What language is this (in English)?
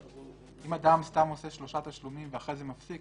Hebrew